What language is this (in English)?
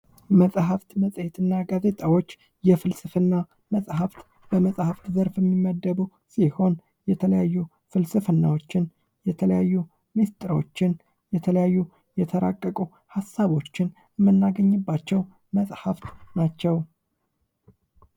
Amharic